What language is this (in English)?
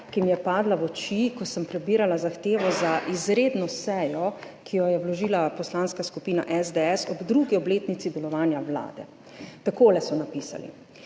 Slovenian